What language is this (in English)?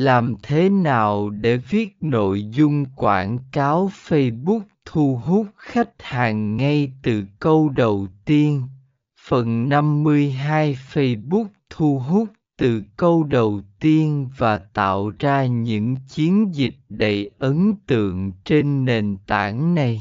Vietnamese